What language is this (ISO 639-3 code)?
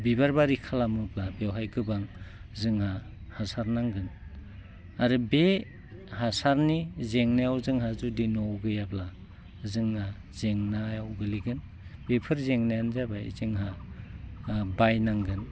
brx